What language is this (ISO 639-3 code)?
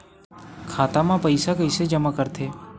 hne